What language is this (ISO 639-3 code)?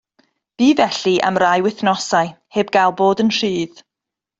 cym